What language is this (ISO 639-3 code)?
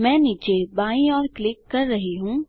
hin